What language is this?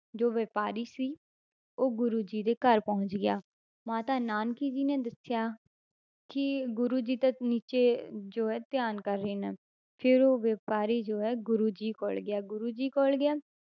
Punjabi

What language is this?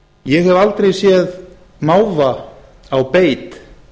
Icelandic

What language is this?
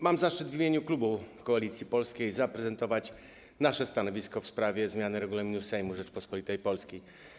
Polish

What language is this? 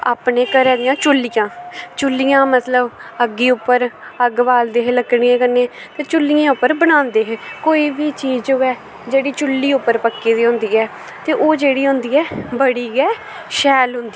Dogri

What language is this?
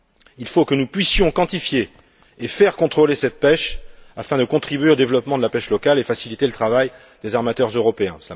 French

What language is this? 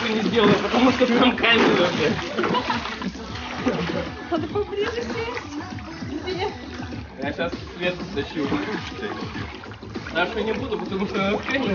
Russian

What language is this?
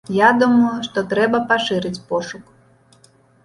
Belarusian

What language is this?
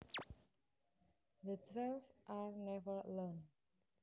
Javanese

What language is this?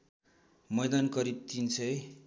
Nepali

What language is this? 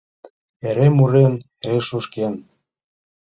Mari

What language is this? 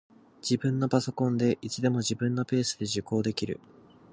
Japanese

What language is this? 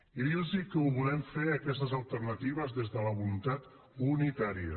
Catalan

